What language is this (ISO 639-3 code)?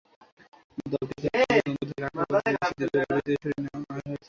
ben